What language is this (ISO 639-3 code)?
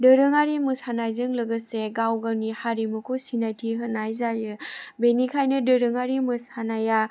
brx